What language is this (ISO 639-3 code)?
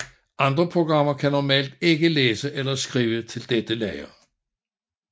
dan